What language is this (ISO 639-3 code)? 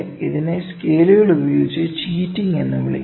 mal